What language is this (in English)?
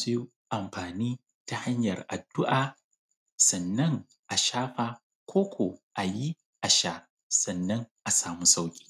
Hausa